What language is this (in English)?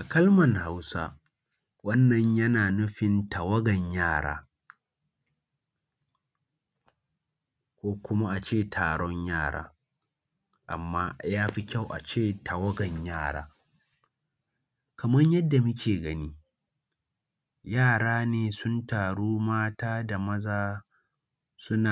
Hausa